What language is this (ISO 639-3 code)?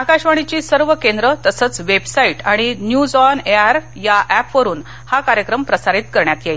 mar